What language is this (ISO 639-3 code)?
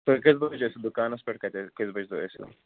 kas